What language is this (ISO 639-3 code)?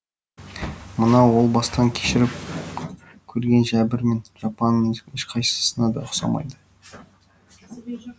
kaz